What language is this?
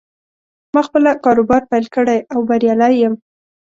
Pashto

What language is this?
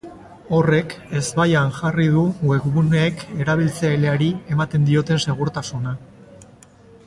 Basque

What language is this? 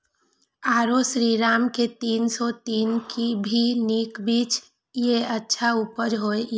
Maithili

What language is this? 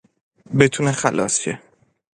Persian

